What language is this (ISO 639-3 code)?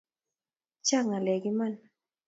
kln